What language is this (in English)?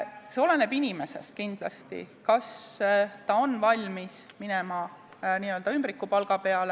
Estonian